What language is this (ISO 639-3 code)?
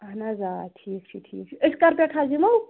kas